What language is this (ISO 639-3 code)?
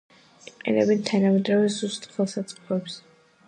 kat